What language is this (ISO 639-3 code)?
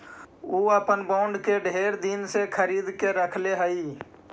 mag